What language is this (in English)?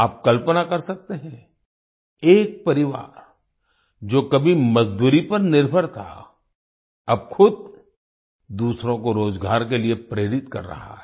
Hindi